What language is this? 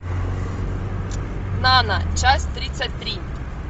Russian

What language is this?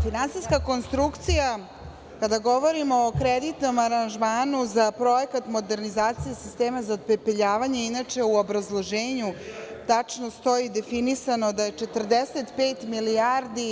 Serbian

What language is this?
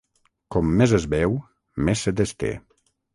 Catalan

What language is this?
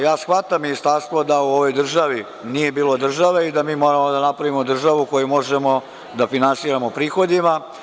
Serbian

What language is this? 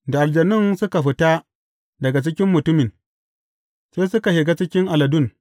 Hausa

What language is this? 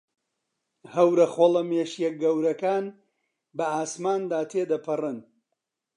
Central Kurdish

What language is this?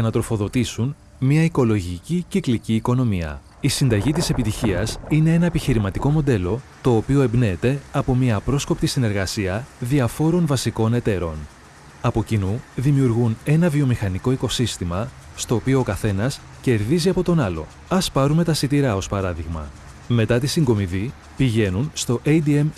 Greek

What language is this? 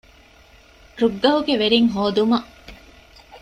Divehi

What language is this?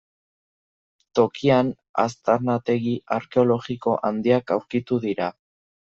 Basque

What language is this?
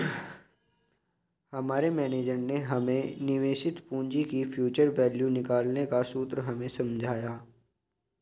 Hindi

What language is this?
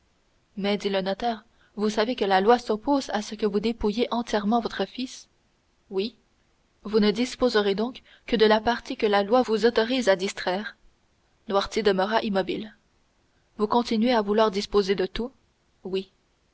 French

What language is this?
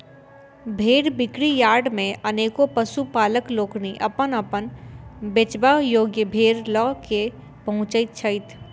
Maithili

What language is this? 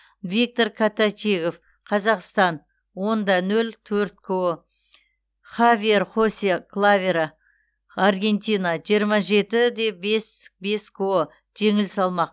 Kazakh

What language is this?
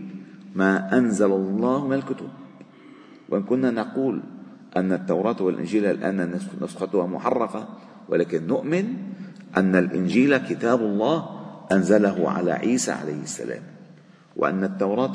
Arabic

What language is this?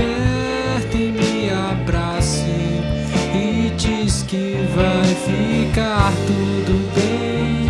Portuguese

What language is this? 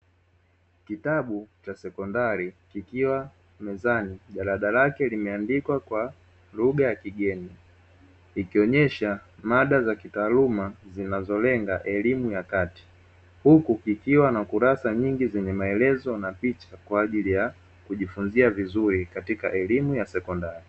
Swahili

